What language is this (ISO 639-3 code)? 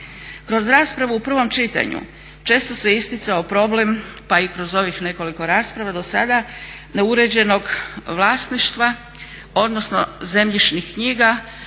hrv